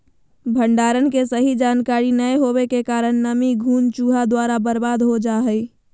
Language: Magahi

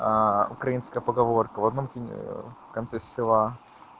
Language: Russian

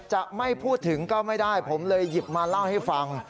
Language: Thai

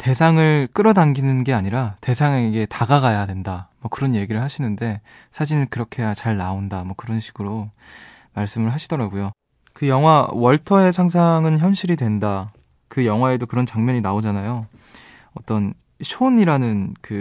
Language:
Korean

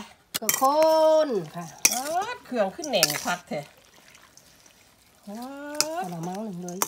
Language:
Thai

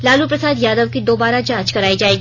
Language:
Hindi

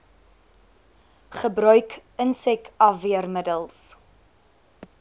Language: Afrikaans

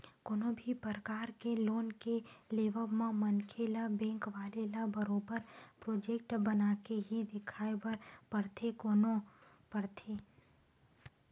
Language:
Chhattisgarhi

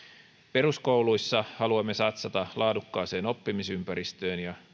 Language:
Finnish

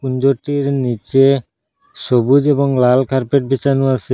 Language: Bangla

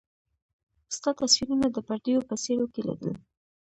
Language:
Pashto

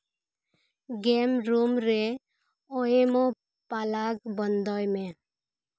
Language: Santali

